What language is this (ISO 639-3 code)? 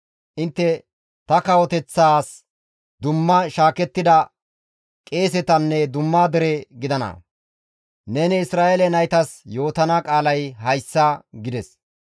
gmv